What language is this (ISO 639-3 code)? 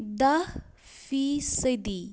kas